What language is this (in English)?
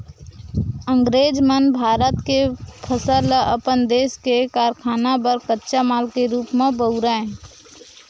Chhattisgarhi